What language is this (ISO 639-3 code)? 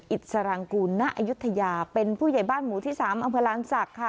tha